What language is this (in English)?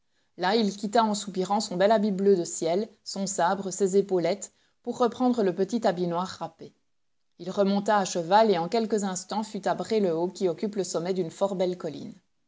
French